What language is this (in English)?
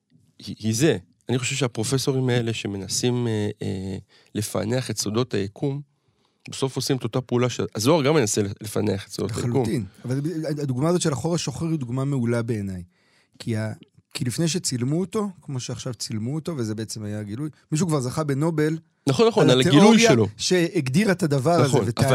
Hebrew